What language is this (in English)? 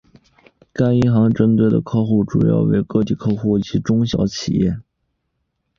Chinese